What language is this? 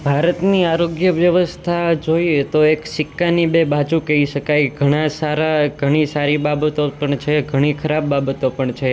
Gujarati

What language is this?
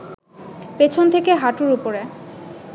Bangla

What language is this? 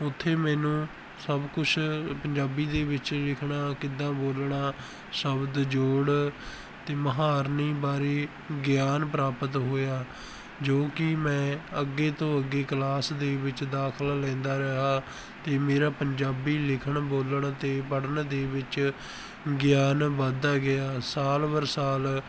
Punjabi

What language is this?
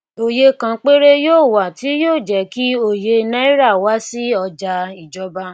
Yoruba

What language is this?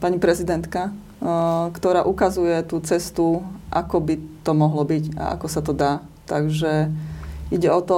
Slovak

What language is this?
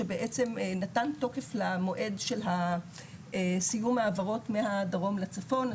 Hebrew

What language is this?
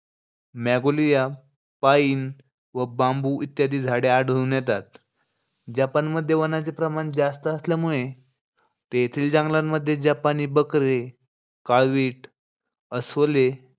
Marathi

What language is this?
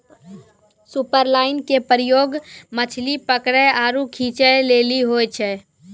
Maithili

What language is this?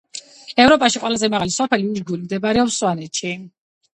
Georgian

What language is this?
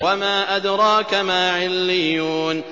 Arabic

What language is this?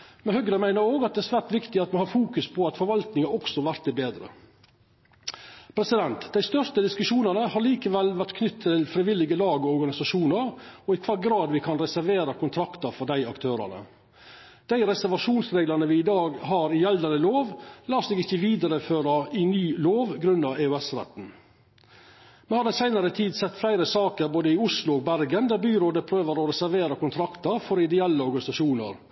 Norwegian Nynorsk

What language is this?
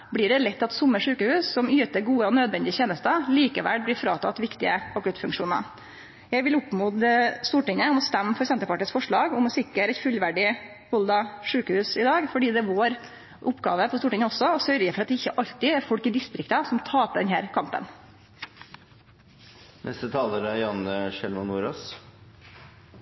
Norwegian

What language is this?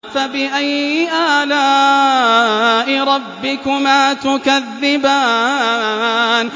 Arabic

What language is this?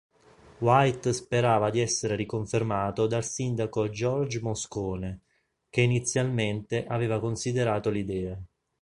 Italian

